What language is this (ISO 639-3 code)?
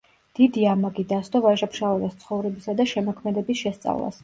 kat